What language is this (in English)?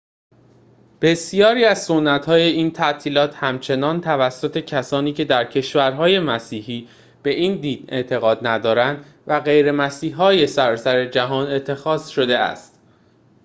Persian